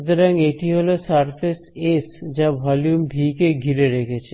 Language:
Bangla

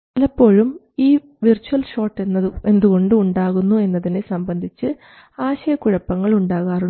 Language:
Malayalam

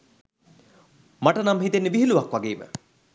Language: Sinhala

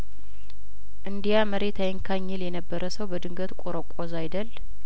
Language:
Amharic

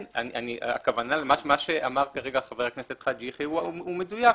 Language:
Hebrew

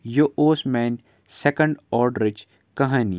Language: Kashmiri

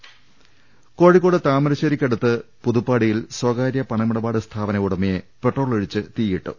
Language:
Malayalam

